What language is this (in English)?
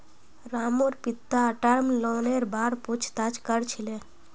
Magahi